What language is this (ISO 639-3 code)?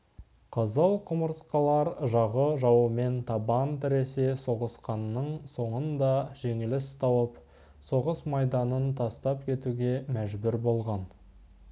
kaz